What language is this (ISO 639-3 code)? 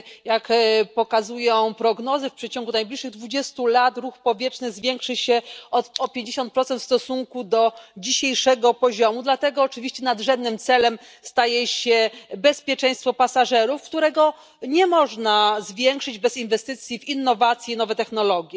pol